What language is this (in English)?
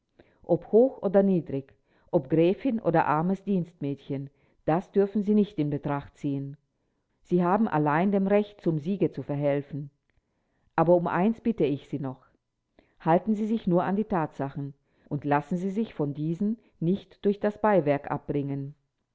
German